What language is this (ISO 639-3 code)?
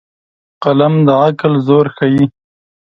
pus